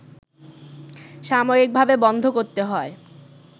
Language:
Bangla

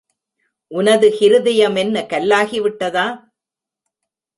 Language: Tamil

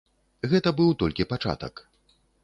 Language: Belarusian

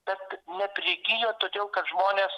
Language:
Lithuanian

